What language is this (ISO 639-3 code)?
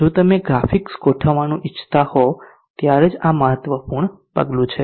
guj